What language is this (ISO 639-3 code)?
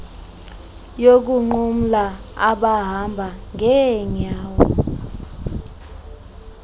xho